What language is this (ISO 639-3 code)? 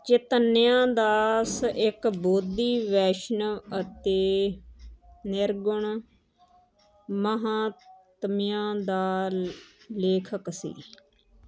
pan